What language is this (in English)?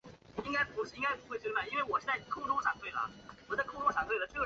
Chinese